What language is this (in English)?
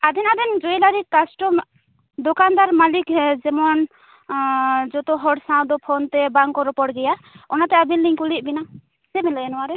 Santali